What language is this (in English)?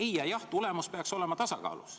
Estonian